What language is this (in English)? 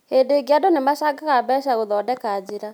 Kikuyu